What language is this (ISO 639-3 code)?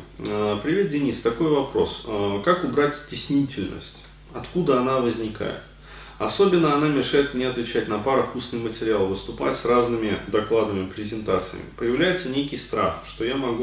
rus